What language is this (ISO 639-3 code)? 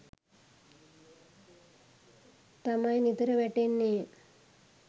sin